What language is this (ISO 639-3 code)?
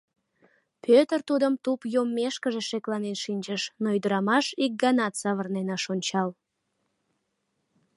chm